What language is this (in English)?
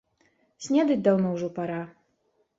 Belarusian